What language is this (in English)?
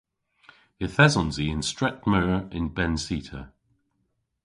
Cornish